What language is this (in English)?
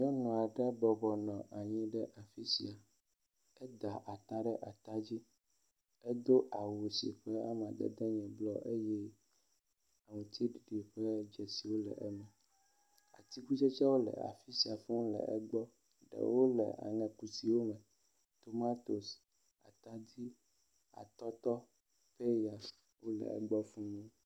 Ewe